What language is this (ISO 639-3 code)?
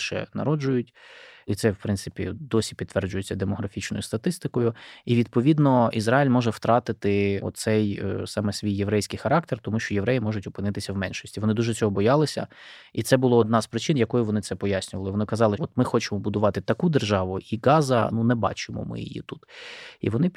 ukr